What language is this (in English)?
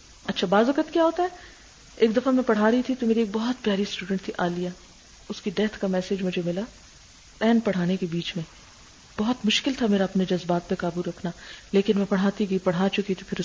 Urdu